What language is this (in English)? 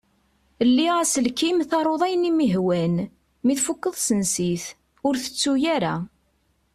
Kabyle